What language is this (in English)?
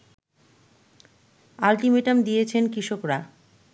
Bangla